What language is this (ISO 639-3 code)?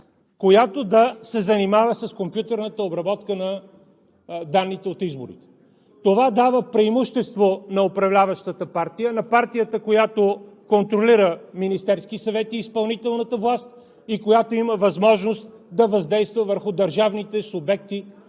bul